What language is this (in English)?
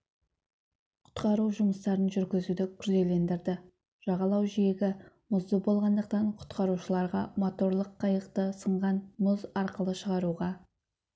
Kazakh